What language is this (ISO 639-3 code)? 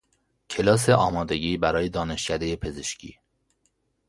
fas